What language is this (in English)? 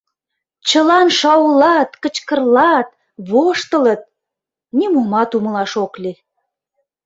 Mari